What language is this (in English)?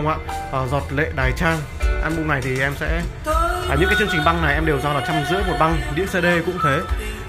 Vietnamese